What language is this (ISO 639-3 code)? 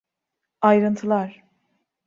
tur